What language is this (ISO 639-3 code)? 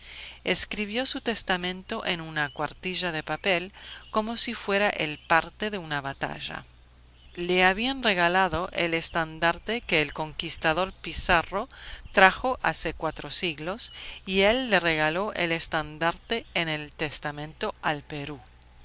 spa